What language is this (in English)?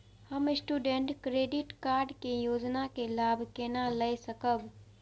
Maithili